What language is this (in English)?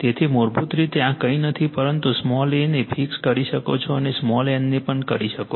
Gujarati